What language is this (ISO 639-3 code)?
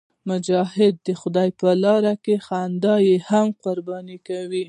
pus